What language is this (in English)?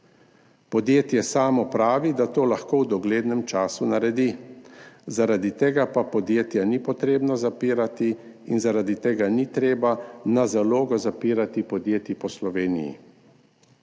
Slovenian